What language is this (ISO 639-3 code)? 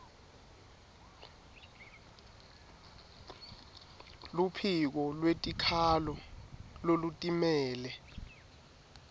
ssw